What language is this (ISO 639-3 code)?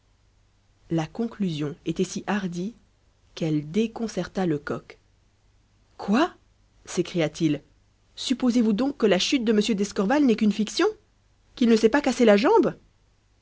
fra